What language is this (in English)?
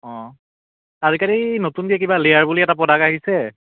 Assamese